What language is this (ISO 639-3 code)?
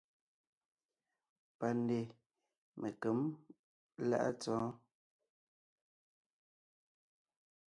nnh